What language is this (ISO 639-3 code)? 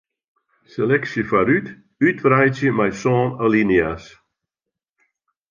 fry